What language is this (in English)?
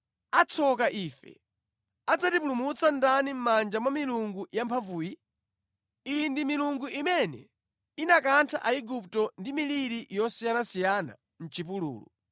Nyanja